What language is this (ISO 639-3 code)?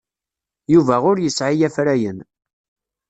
kab